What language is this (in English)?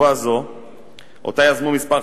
Hebrew